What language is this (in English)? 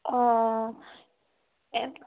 Assamese